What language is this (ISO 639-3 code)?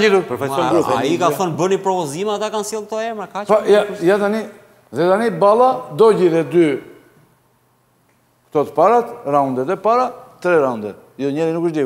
ron